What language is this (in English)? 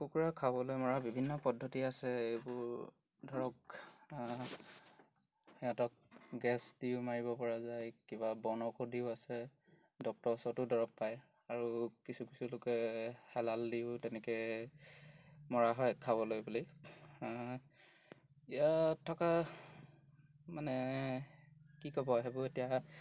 Assamese